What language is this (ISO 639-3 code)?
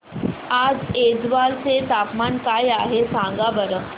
mar